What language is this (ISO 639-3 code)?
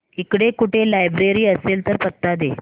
mar